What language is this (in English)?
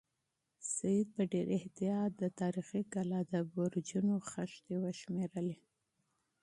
Pashto